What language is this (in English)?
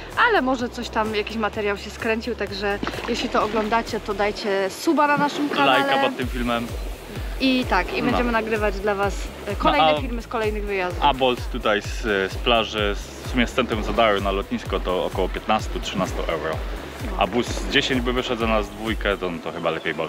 Polish